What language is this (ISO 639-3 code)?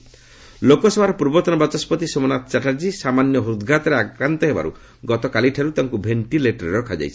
ori